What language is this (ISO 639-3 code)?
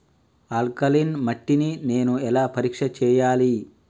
tel